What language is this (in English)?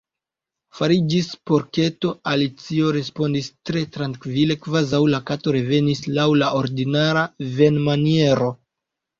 Esperanto